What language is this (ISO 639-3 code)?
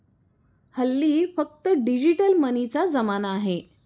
mar